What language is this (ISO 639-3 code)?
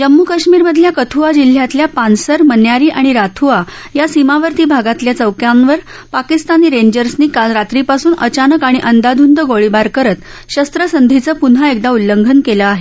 mar